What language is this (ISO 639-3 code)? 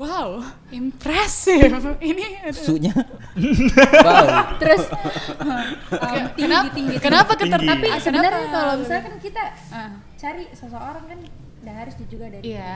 ind